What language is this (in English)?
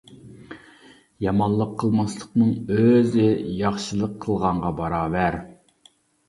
Uyghur